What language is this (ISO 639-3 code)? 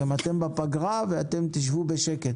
heb